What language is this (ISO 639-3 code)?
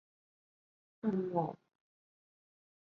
zho